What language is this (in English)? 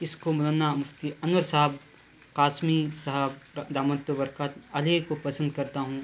Urdu